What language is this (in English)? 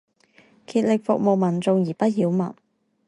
Chinese